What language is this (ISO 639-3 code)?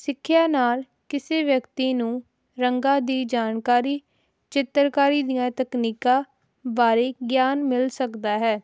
pan